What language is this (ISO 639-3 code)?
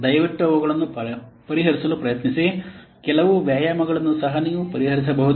kan